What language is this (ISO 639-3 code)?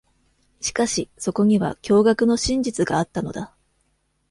jpn